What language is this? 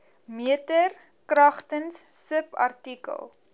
Afrikaans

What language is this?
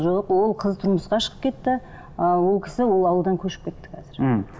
Kazakh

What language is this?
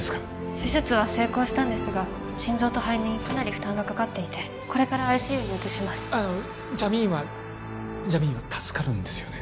Japanese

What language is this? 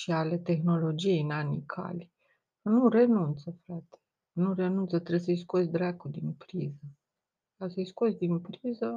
Romanian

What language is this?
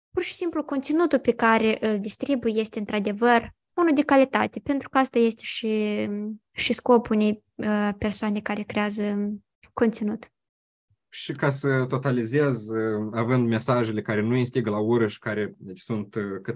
Romanian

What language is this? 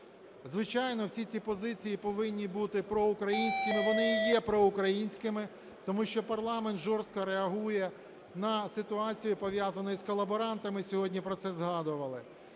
Ukrainian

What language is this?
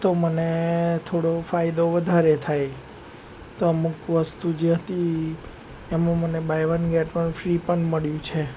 Gujarati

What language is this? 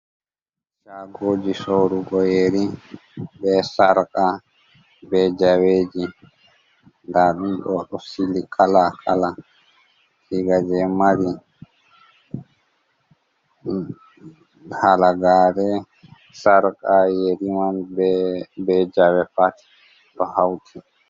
Fula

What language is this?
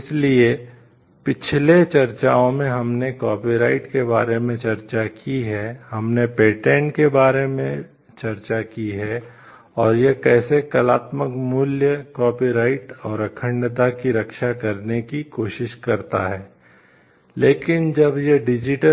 Hindi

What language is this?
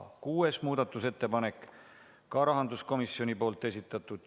Estonian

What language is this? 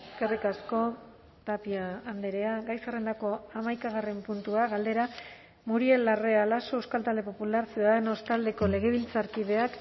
Basque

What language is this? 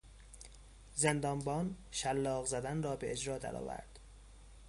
Persian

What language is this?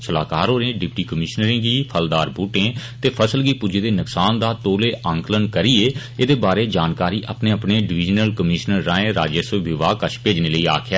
Dogri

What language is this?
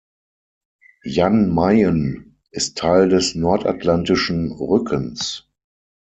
German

